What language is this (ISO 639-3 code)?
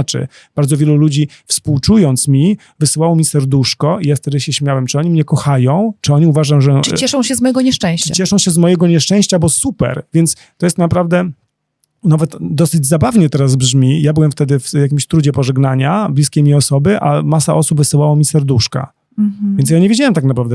pol